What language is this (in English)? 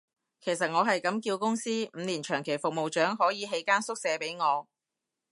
Cantonese